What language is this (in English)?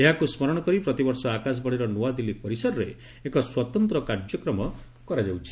Odia